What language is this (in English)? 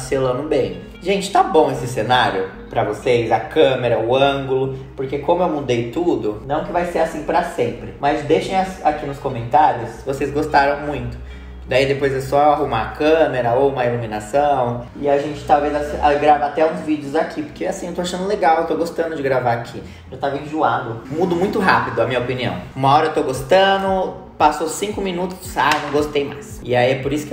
Portuguese